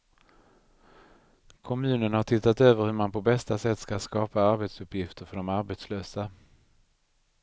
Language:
Swedish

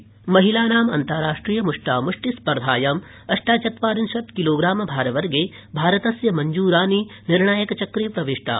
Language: Sanskrit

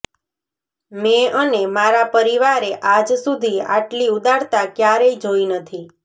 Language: Gujarati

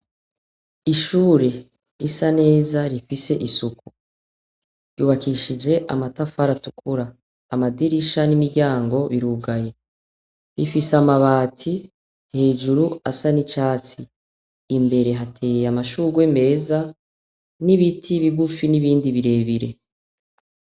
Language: Rundi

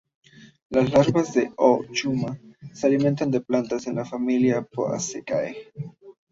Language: Spanish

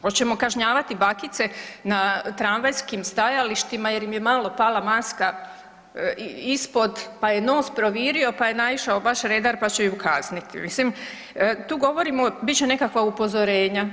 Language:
Croatian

